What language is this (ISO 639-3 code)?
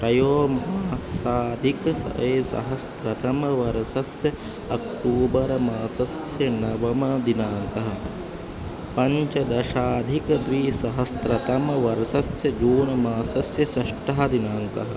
san